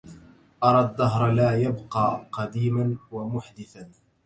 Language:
Arabic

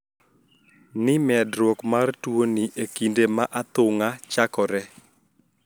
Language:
Luo (Kenya and Tanzania)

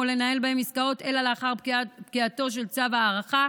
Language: Hebrew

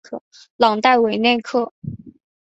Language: Chinese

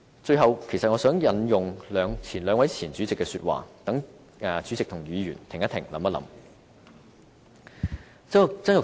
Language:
Cantonese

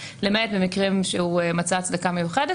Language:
Hebrew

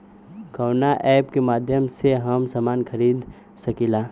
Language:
Bhojpuri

